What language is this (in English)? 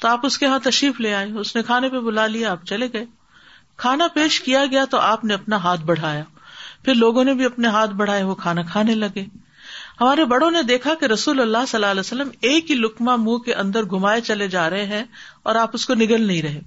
Urdu